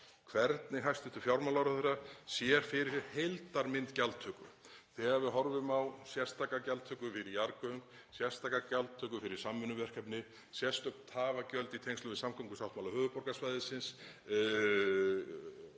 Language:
Icelandic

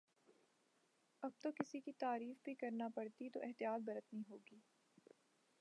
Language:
Urdu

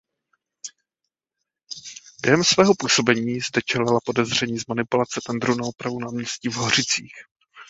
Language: Czech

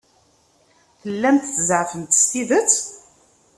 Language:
Kabyle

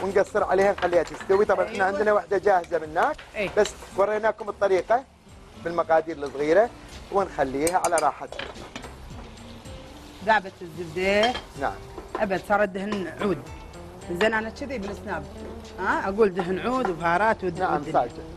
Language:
Arabic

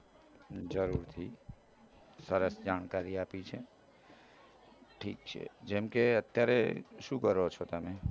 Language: Gujarati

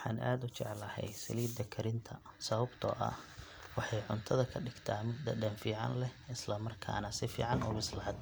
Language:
Somali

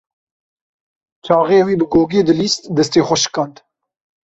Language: Kurdish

